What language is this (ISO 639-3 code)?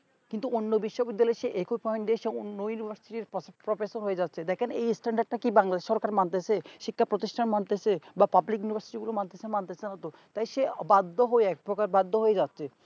ben